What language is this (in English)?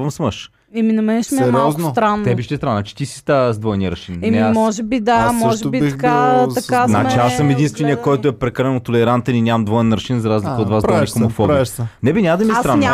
Bulgarian